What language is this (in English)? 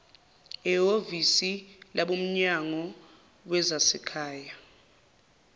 Zulu